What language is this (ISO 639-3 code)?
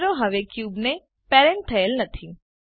guj